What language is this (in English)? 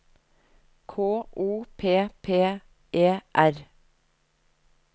Norwegian